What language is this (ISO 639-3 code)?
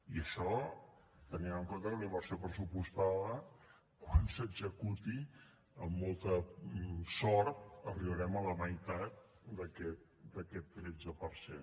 cat